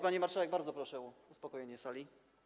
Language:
Polish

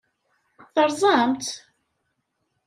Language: Kabyle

